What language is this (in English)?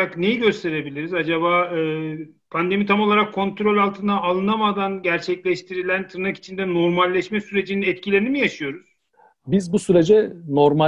Turkish